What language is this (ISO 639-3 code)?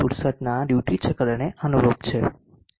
guj